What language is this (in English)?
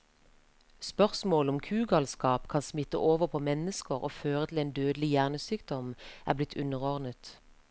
Norwegian